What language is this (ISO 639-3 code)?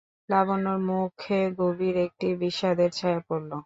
ben